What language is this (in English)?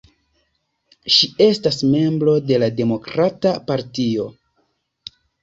Esperanto